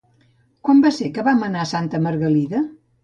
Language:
Catalan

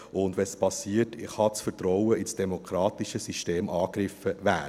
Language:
Swiss German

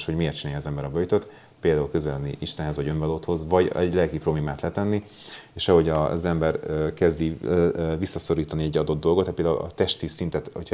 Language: Hungarian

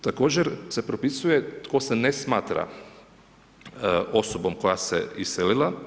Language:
Croatian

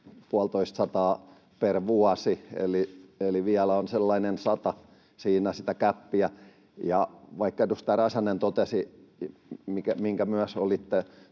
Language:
Finnish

